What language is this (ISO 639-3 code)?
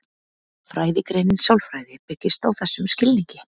isl